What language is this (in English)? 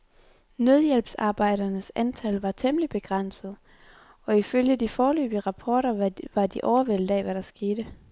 Danish